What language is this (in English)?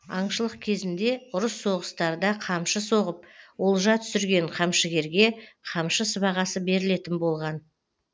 Kazakh